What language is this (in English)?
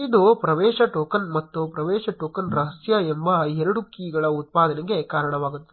Kannada